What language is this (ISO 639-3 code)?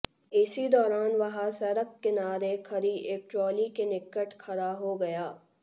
hin